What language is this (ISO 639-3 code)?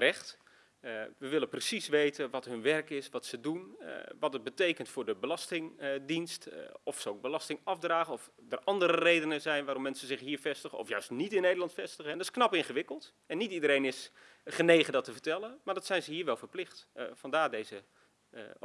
nld